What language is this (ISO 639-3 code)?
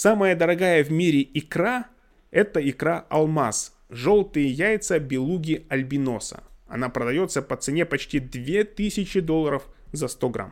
rus